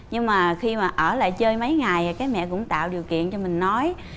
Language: Vietnamese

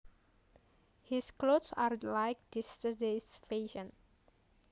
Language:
Javanese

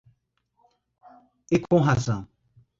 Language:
Portuguese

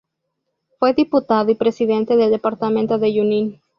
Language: Spanish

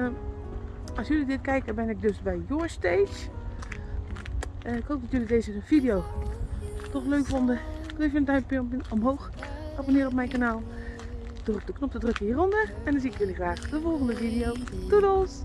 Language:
Dutch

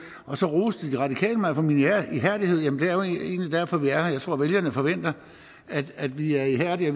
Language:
Danish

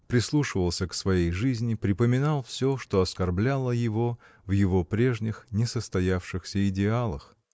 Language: Russian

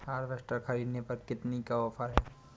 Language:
Hindi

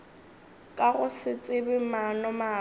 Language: Northern Sotho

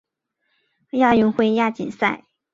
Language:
Chinese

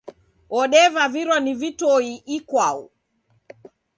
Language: Taita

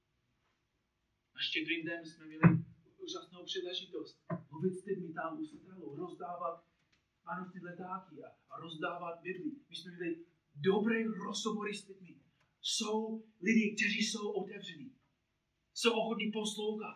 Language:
Czech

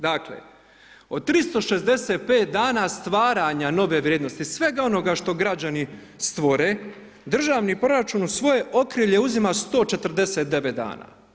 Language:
Croatian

